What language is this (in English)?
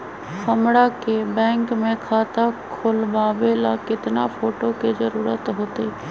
Magahi